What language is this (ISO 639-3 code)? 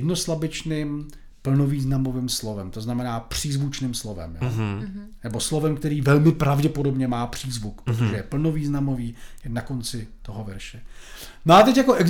ces